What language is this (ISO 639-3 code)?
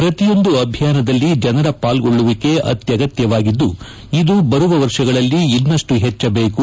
kan